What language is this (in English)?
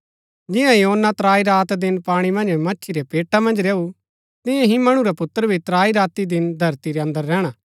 Gaddi